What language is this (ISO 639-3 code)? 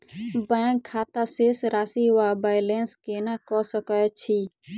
mai